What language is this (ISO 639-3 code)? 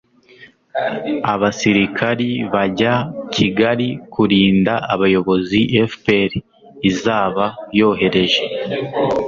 kin